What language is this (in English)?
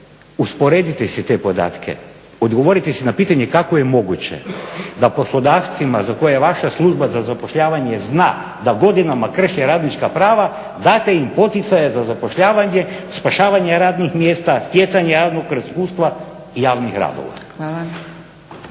Croatian